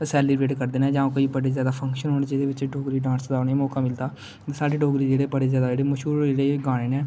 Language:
Dogri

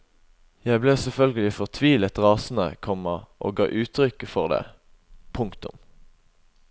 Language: Norwegian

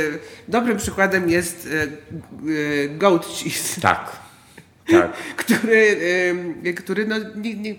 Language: Polish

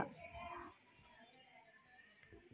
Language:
Telugu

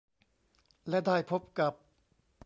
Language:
Thai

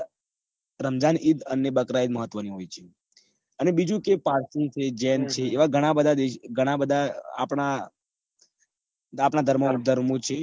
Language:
Gujarati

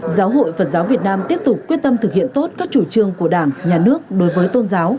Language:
Vietnamese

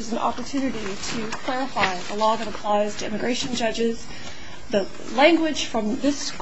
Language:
English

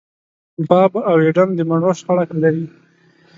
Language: Pashto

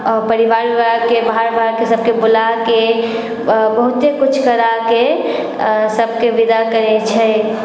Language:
Maithili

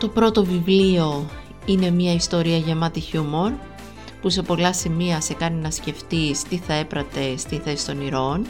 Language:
Greek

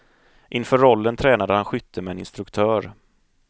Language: Swedish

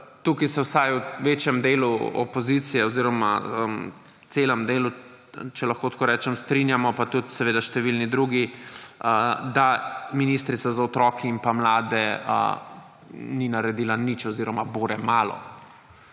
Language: Slovenian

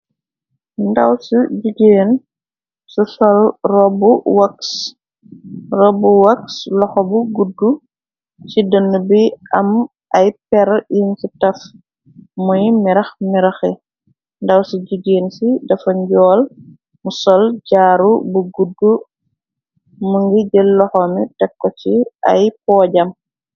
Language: Wolof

